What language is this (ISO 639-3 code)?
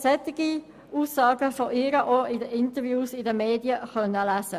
gsw